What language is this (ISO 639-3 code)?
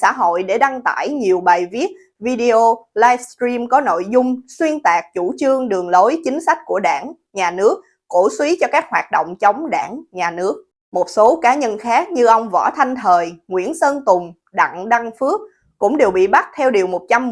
vie